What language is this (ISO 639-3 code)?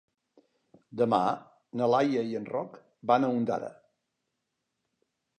cat